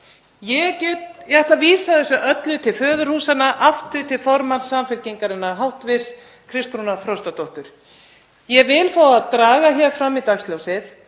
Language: Icelandic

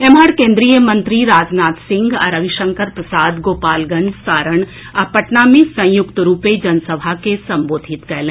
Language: Maithili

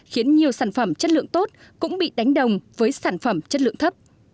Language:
Vietnamese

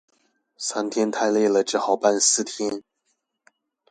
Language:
Chinese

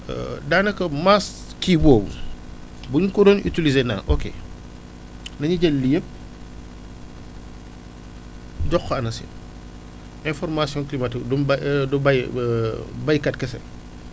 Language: Wolof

